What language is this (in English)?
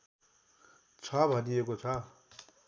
Nepali